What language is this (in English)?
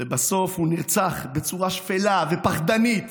Hebrew